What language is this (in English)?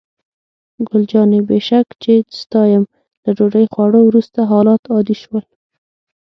Pashto